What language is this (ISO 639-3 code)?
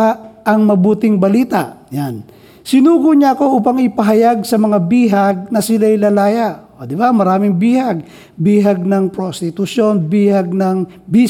fil